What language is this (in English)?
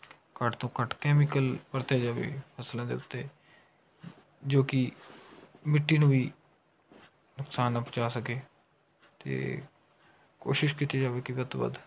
Punjabi